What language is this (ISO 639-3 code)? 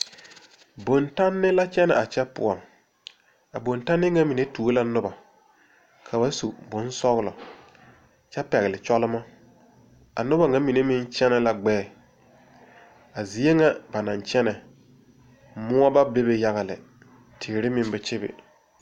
dga